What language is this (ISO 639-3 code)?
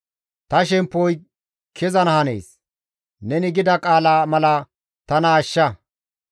gmv